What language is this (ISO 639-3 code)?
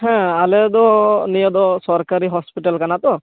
sat